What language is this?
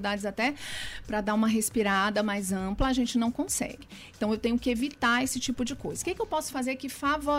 Portuguese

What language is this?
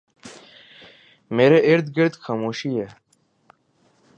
Urdu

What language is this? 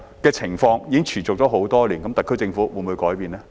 Cantonese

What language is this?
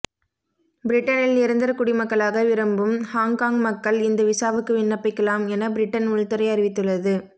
Tamil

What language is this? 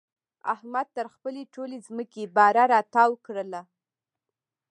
Pashto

